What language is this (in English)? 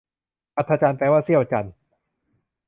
Thai